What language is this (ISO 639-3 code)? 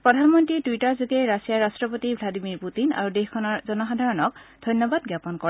asm